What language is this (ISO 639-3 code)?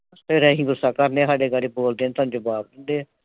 pan